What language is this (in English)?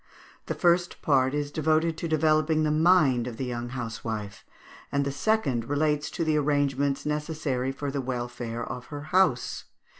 English